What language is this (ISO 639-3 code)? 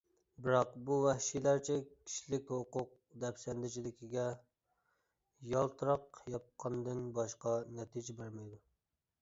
uig